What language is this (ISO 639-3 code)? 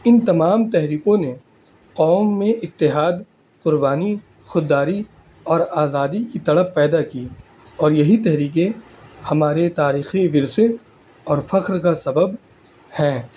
urd